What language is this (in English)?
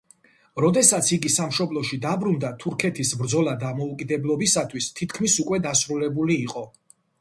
Georgian